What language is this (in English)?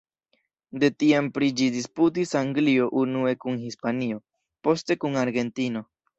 Esperanto